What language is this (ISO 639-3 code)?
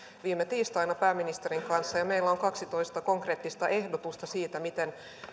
fin